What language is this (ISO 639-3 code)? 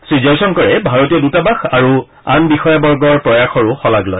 asm